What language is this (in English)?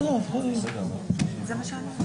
Hebrew